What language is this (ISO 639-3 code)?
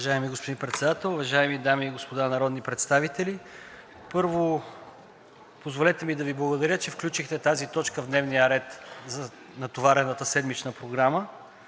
bul